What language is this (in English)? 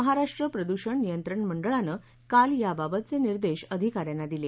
Marathi